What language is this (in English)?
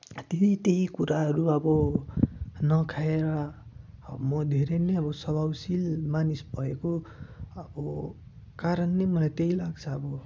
Nepali